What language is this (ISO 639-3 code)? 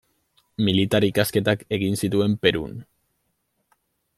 eus